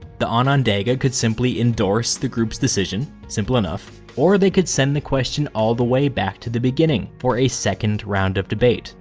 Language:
English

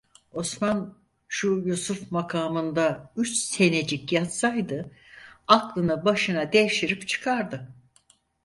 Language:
Turkish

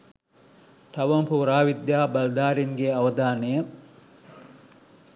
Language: Sinhala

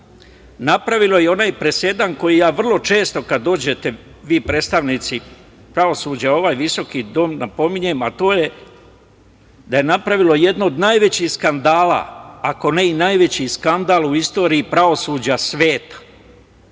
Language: Serbian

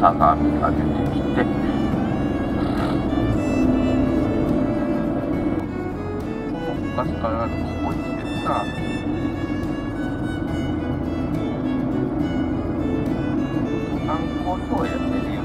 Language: Japanese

